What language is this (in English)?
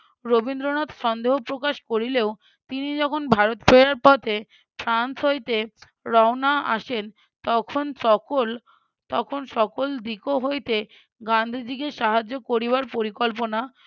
Bangla